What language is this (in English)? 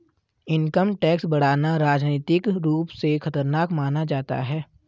Hindi